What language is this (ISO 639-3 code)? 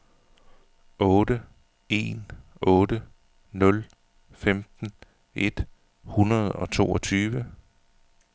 dan